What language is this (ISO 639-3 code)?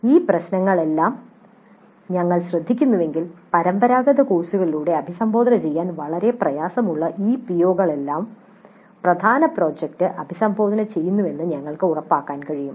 mal